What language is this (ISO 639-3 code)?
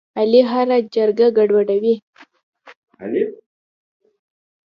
pus